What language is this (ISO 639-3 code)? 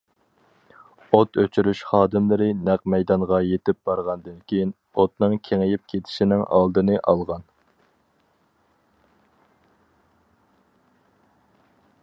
uig